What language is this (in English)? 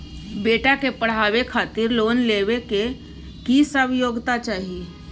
Maithili